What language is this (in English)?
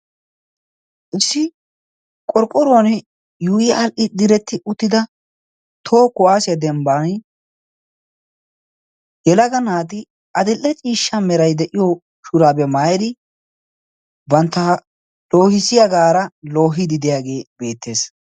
Wolaytta